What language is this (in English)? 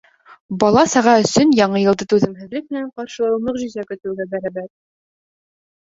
Bashkir